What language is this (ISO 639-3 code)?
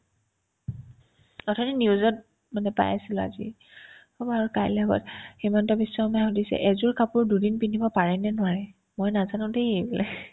asm